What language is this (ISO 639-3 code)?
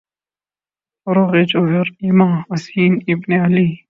urd